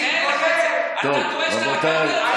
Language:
Hebrew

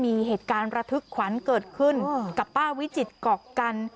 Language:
Thai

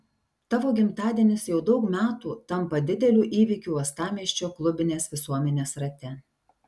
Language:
Lithuanian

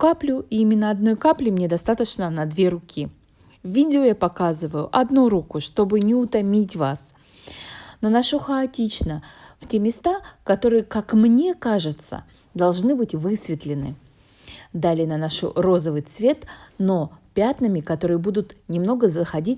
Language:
Russian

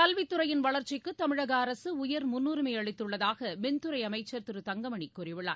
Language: Tamil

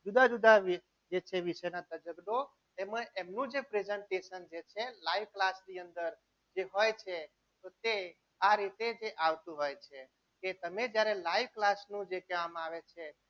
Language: Gujarati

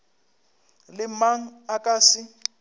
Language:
Northern Sotho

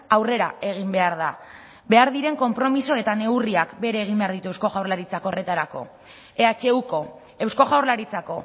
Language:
Basque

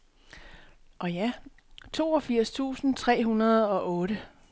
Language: Danish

